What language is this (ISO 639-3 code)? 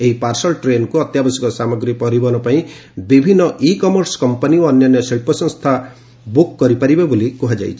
ori